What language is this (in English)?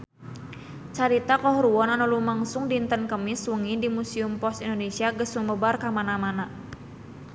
Sundanese